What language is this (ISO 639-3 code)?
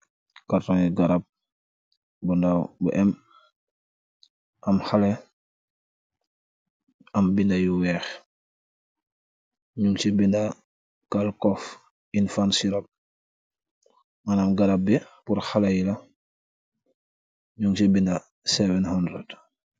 wol